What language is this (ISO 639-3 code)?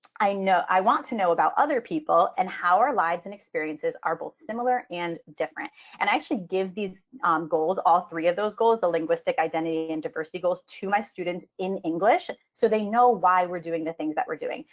eng